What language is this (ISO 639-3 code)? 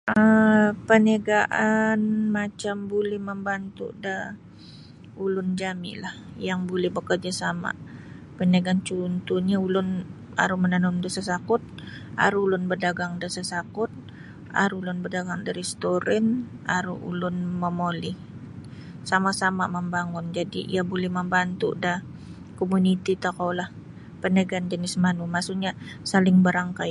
bsy